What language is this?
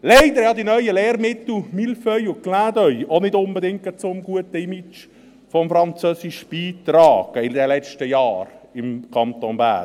Swiss German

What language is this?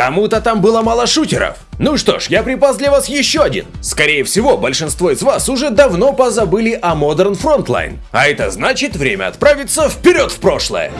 Russian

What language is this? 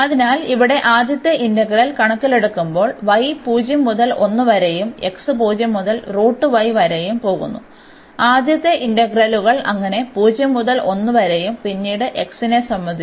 Malayalam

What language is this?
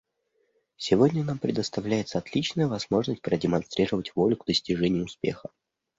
Russian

